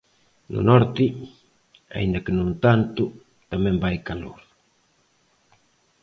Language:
Galician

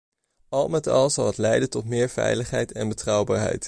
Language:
Dutch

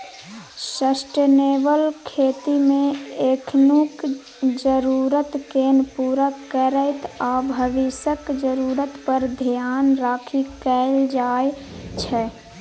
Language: Maithili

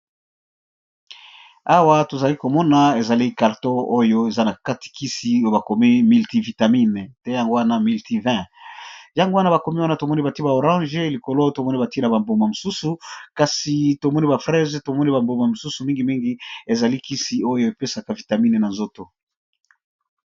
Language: Lingala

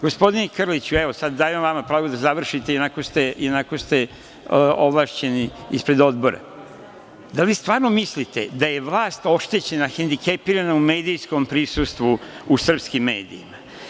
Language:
Serbian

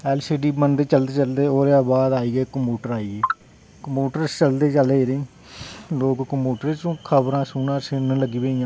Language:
Dogri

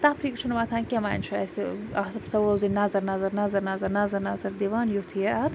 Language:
Kashmiri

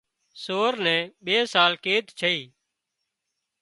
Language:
Wadiyara Koli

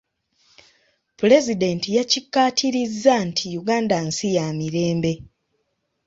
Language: Ganda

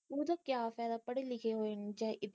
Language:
Punjabi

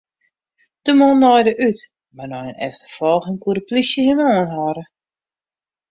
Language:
Western Frisian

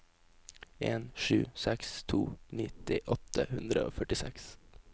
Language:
Norwegian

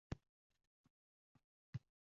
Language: Uzbek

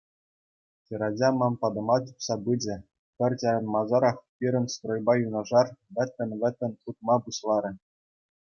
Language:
Chuvash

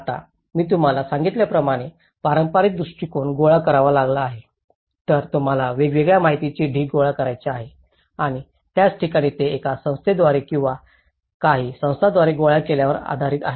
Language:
Marathi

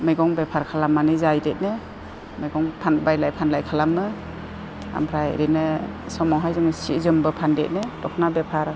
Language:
Bodo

